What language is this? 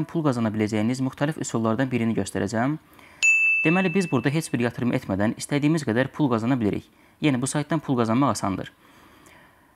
Turkish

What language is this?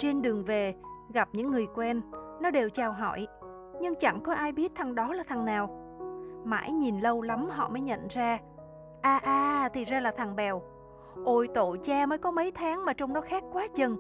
Vietnamese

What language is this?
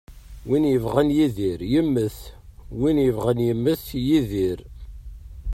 Kabyle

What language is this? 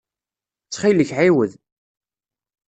Kabyle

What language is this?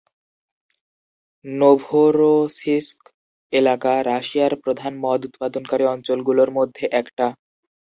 Bangla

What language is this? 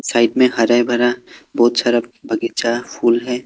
Hindi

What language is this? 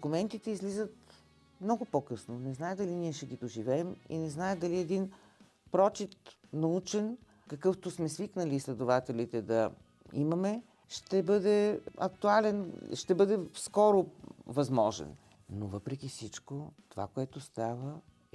Bulgarian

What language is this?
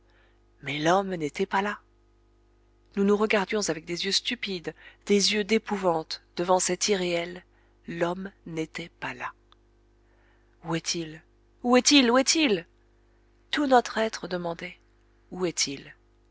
French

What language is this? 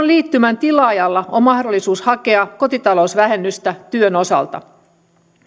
Finnish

